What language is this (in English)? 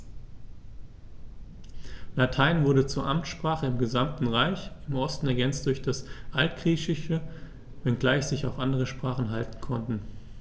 German